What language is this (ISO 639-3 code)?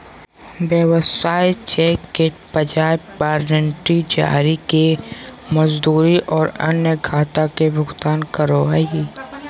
mag